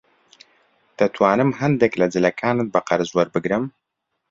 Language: Central Kurdish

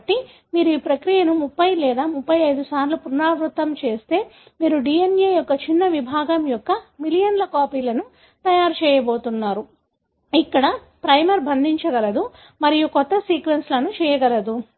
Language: Telugu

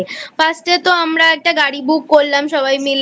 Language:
Bangla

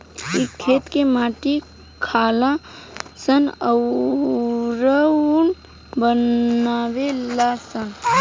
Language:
Bhojpuri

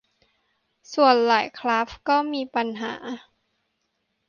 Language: Thai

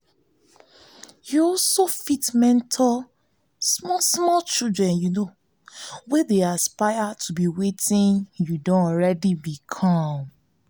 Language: Nigerian Pidgin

